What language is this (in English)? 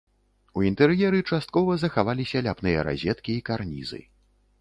Belarusian